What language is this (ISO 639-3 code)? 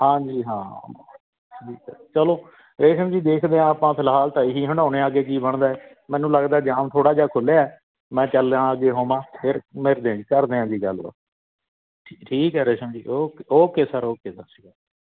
pan